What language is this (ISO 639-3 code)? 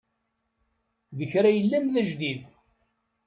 kab